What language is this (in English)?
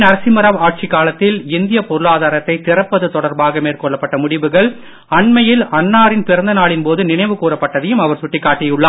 Tamil